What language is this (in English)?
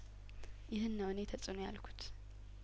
Amharic